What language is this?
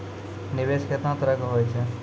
Maithili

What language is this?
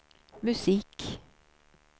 Swedish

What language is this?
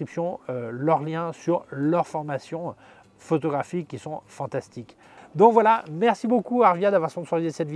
French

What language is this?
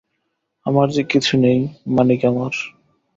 Bangla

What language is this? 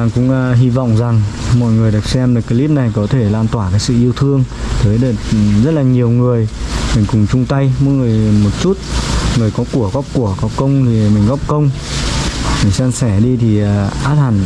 Vietnamese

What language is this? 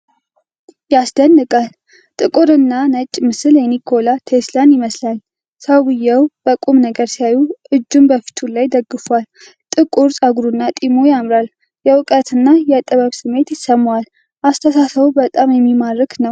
Amharic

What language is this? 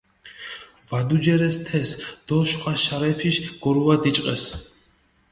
Mingrelian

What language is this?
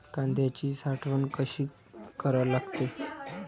Marathi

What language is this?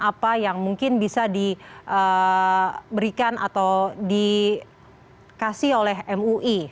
Indonesian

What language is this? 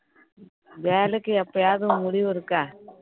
Tamil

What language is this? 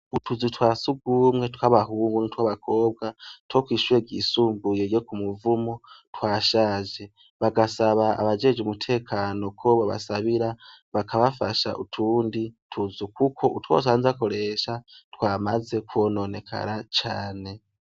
Rundi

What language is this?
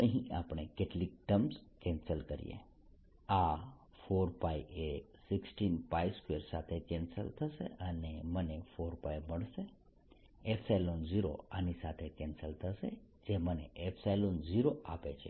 Gujarati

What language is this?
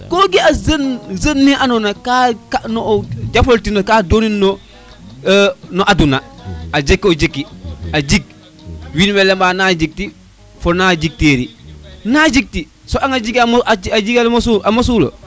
Serer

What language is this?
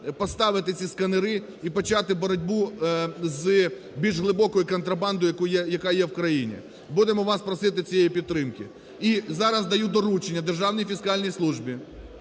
Ukrainian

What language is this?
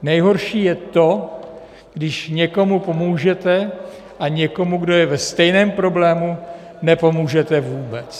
Czech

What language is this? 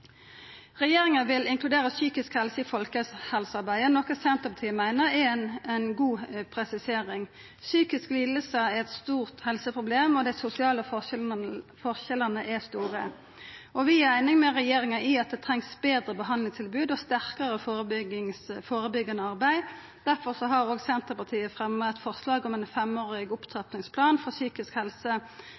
Norwegian Nynorsk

